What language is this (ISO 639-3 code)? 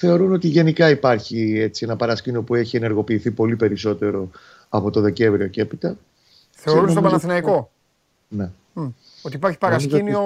ell